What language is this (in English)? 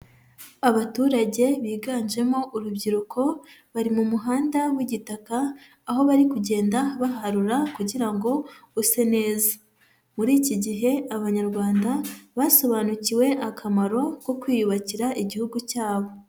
Kinyarwanda